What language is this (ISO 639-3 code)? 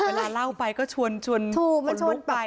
tha